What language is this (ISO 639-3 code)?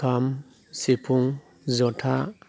brx